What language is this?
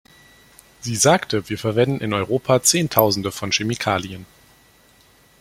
German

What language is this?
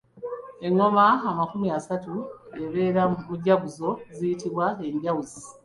Ganda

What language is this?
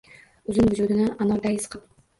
Uzbek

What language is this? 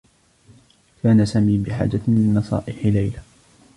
Arabic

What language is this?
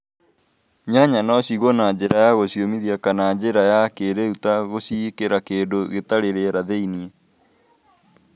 Kikuyu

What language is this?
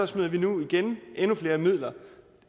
Danish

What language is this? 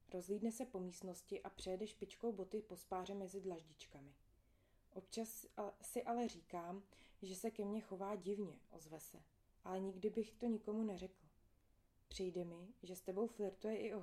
Czech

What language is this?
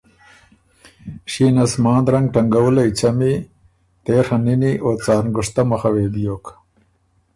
Ormuri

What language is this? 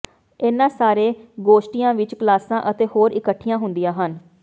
Punjabi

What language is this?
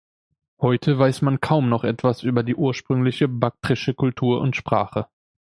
German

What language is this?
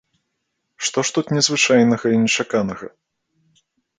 Belarusian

